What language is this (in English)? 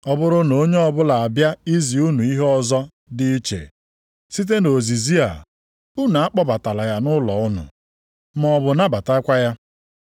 Igbo